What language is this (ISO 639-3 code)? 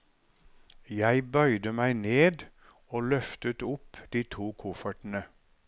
nor